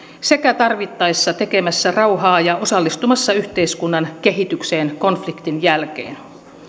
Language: Finnish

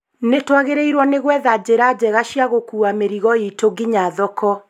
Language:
Kikuyu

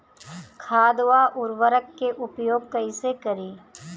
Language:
Bhojpuri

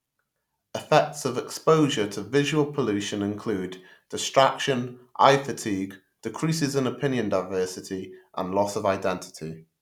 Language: English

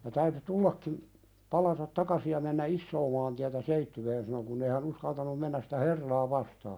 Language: Finnish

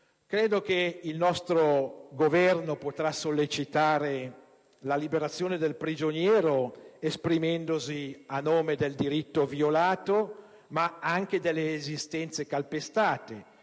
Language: Italian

